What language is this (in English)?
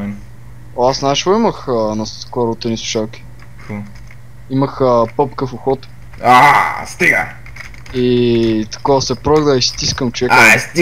Bulgarian